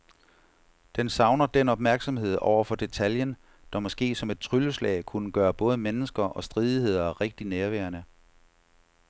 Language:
Danish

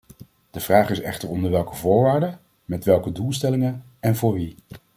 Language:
Dutch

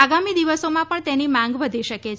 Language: Gujarati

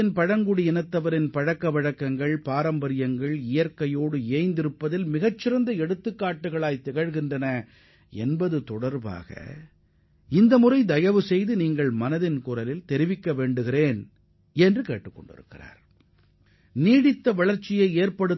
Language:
Tamil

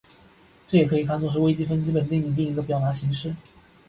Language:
Chinese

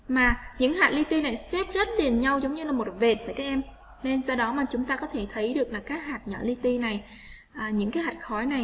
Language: Vietnamese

